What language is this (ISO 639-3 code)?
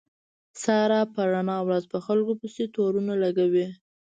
pus